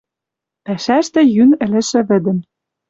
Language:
Western Mari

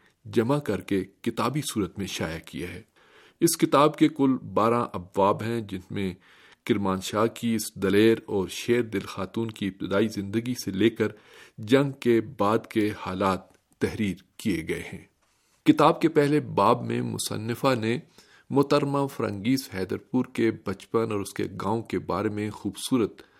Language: Urdu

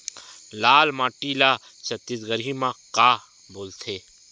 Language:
Chhattisgarhi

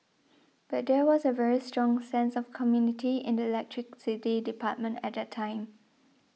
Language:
English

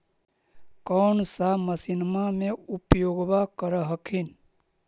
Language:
Magahi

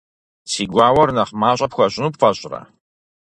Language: Kabardian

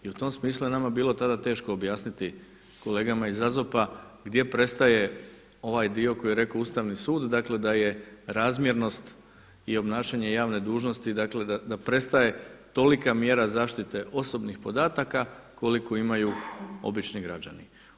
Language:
Croatian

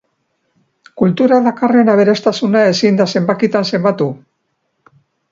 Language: Basque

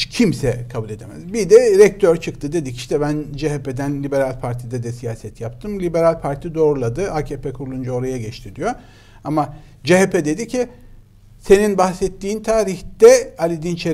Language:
Turkish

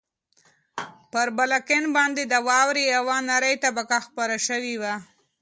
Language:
Pashto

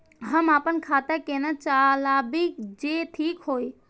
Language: Maithili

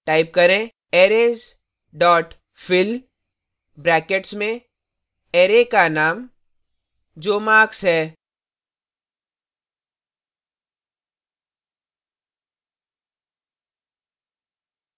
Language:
Hindi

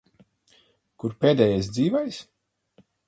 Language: Latvian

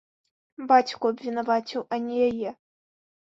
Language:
Belarusian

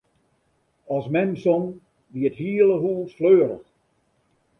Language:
Western Frisian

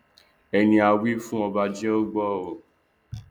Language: Yoruba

